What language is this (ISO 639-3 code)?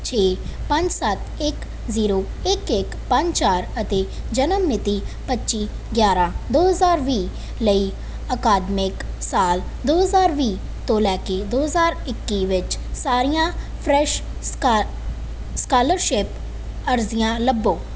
pan